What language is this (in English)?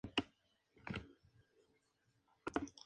Spanish